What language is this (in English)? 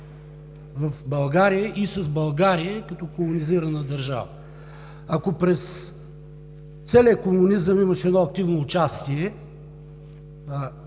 Bulgarian